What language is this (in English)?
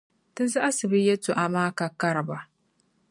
Dagbani